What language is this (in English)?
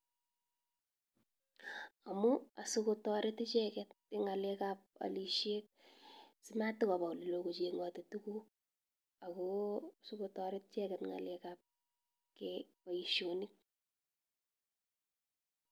Kalenjin